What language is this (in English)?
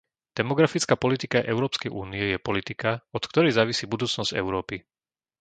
Slovak